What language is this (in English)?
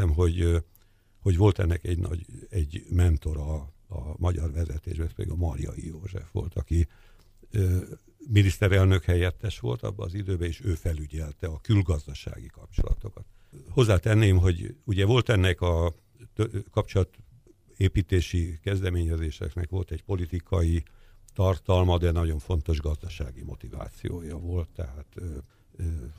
Hungarian